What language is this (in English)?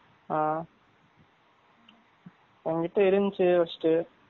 Tamil